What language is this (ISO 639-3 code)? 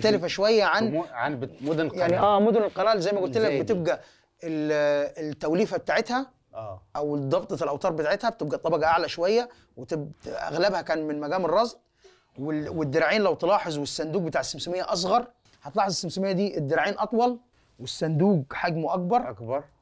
ara